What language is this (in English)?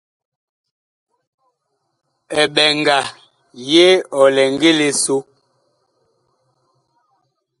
Bakoko